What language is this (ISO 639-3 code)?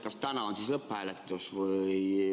est